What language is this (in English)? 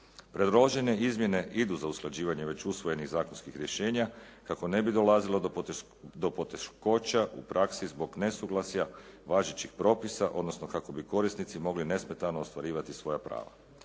Croatian